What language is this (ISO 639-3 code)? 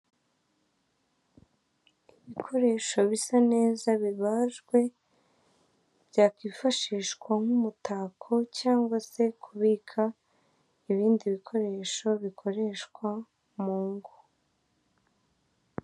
kin